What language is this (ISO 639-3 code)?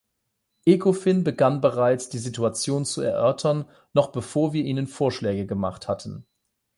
deu